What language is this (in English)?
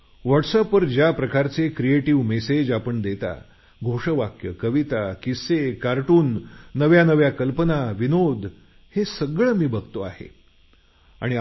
Marathi